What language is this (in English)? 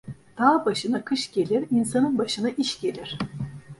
Turkish